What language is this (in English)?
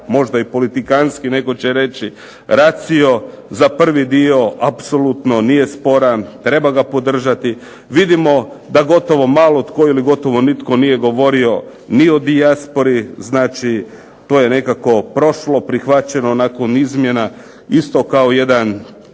Croatian